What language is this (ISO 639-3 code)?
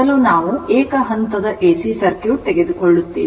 kan